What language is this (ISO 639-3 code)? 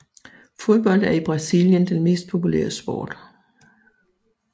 dan